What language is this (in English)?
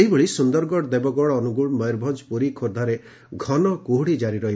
Odia